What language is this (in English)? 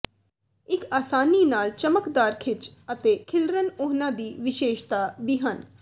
Punjabi